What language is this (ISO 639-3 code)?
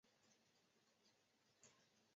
zho